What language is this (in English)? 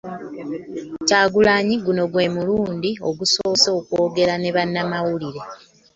Ganda